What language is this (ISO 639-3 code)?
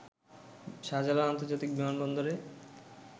ben